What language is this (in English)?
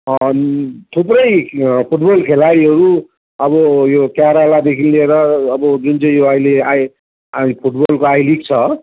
Nepali